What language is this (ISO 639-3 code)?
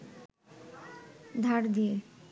ben